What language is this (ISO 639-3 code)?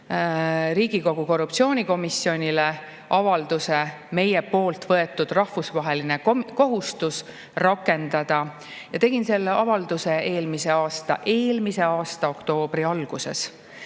est